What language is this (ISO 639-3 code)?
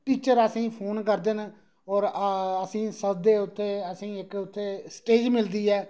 doi